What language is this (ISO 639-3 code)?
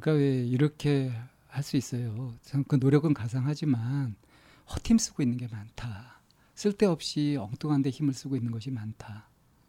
kor